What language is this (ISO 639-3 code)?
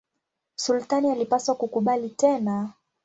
swa